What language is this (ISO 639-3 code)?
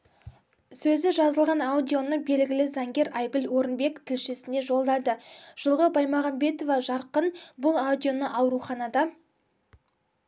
kaz